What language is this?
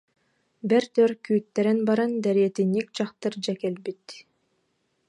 Yakut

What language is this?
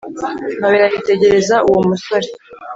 Kinyarwanda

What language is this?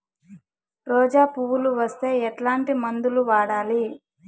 Telugu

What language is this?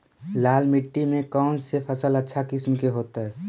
Magahi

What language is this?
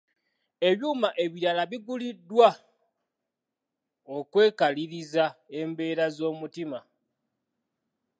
Ganda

